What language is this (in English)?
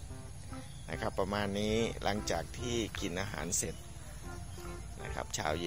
Thai